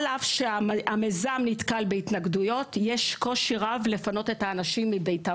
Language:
Hebrew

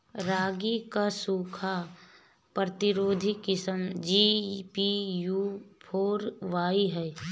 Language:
Bhojpuri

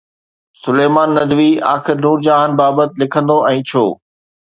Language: Sindhi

